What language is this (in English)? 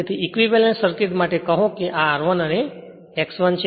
Gujarati